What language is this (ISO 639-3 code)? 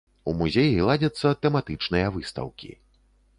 bel